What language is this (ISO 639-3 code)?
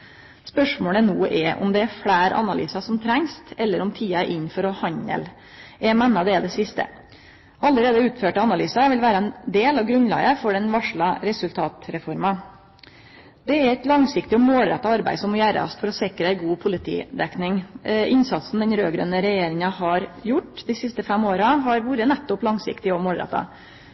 nno